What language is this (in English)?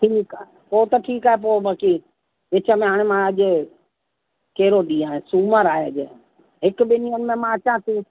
Sindhi